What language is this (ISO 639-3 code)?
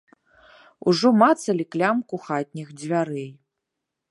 bel